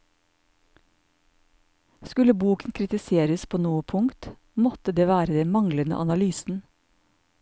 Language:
Norwegian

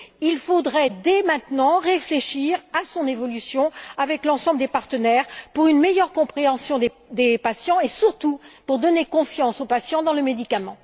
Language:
French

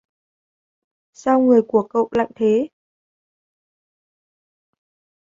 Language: Vietnamese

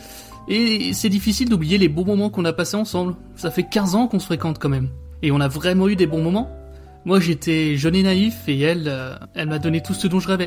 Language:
French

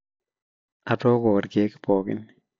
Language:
Masai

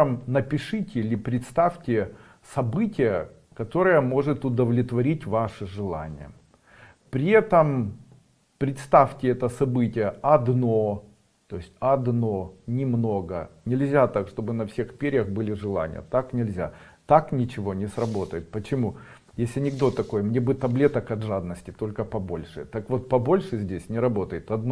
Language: Russian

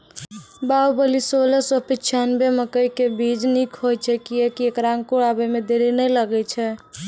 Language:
Maithili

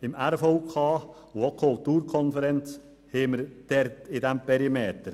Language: Swiss German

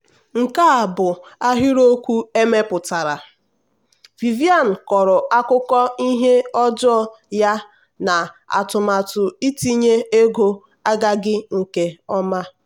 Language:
Igbo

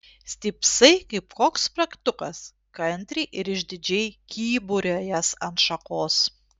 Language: Lithuanian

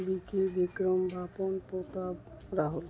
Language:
Odia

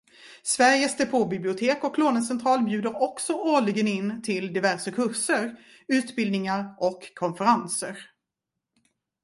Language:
Swedish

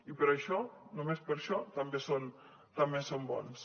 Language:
Catalan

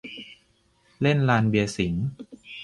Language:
Thai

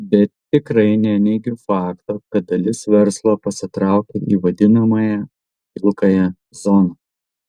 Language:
Lithuanian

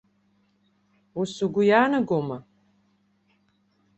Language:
Abkhazian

